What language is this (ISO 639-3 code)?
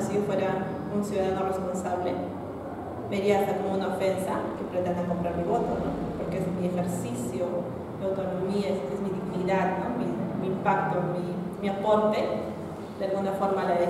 spa